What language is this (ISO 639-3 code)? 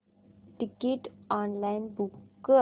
mar